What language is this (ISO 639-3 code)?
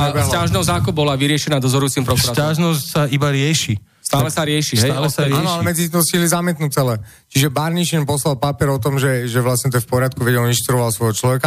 slk